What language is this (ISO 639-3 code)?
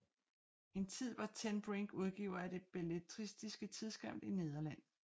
dan